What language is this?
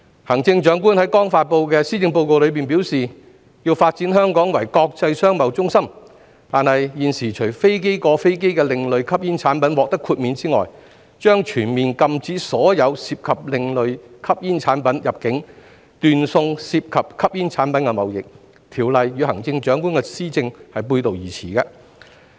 Cantonese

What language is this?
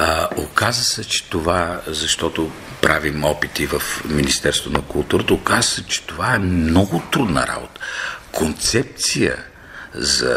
Bulgarian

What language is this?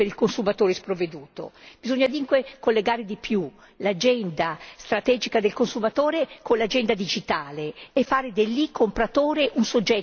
Italian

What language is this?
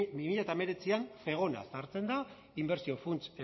Basque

